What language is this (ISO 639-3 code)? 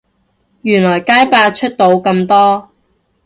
yue